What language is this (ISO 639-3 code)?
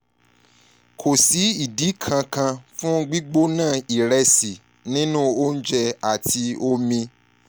yor